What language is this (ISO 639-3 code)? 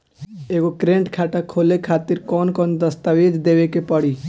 bho